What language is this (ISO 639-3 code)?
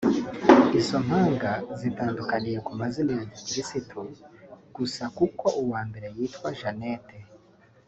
kin